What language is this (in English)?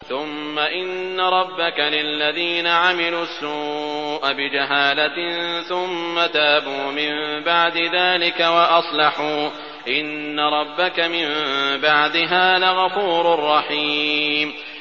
Arabic